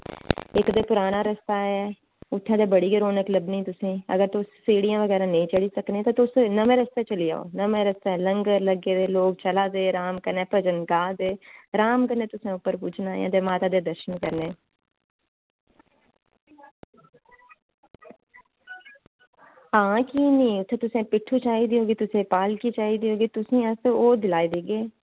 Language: Dogri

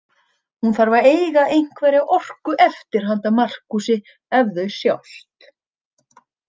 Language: Icelandic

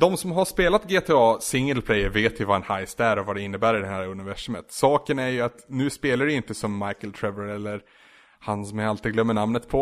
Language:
Swedish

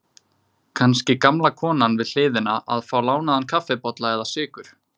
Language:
Icelandic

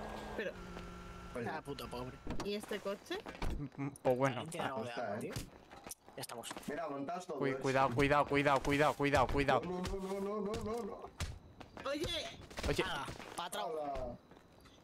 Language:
Spanish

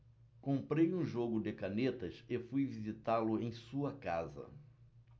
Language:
Portuguese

